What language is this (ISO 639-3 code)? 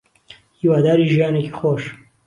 ckb